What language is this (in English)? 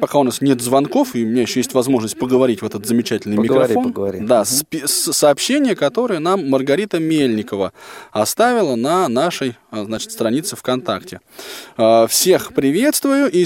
Russian